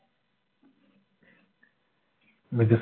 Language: Malayalam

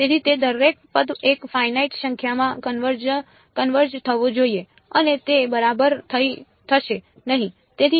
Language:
Gujarati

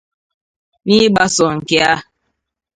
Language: Igbo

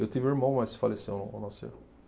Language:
Portuguese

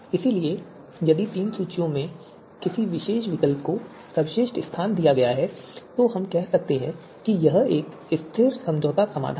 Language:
Hindi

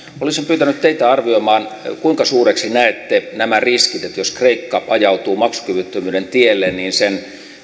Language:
Finnish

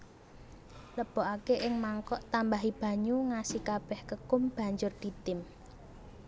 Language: Javanese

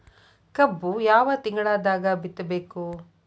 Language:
Kannada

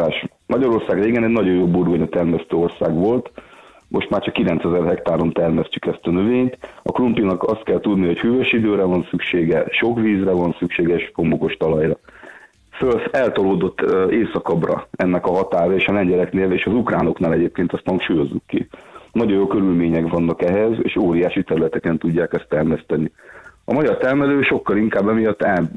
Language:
Hungarian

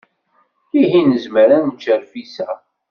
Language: Kabyle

